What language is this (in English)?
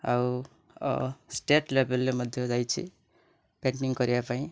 Odia